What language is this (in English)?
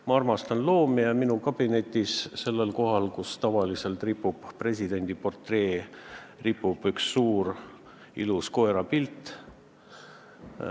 Estonian